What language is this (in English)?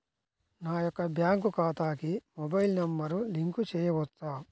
Telugu